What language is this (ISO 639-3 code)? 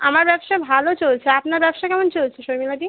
ben